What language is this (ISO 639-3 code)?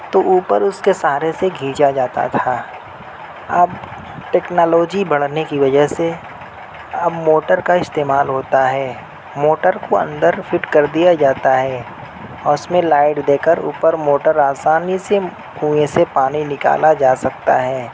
urd